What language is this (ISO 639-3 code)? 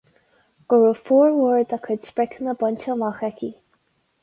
gle